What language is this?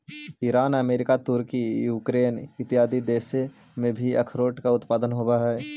Magahi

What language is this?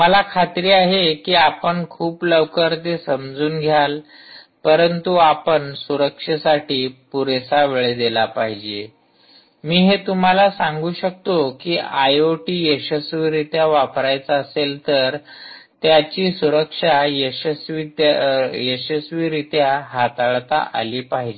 Marathi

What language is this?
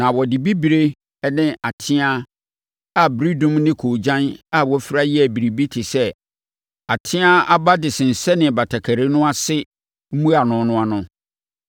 Akan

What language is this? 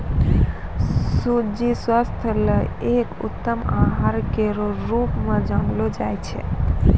Maithili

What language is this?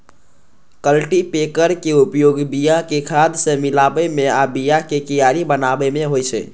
Maithili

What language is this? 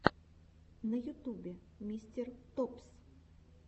Russian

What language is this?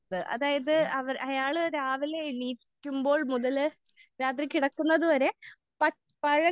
Malayalam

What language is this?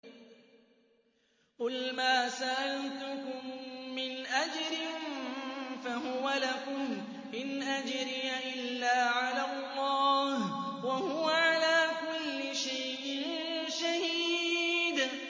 Arabic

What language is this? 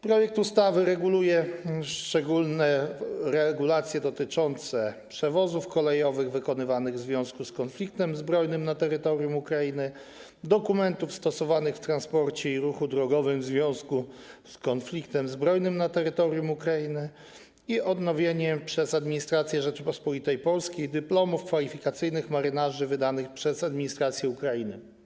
Polish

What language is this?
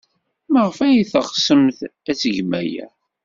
Kabyle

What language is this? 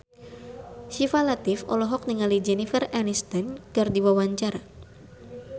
Sundanese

